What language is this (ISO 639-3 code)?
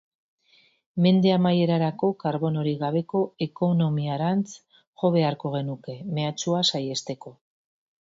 eus